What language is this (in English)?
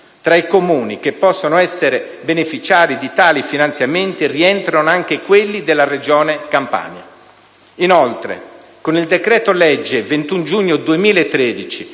Italian